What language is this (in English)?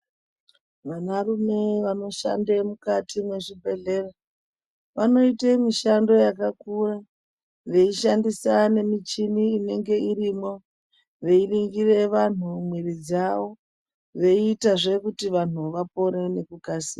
Ndau